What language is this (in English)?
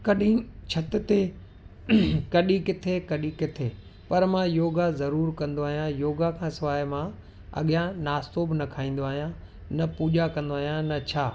Sindhi